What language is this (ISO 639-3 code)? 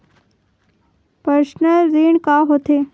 hne